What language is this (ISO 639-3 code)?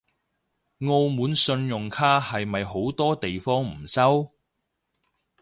yue